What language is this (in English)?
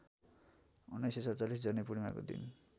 Nepali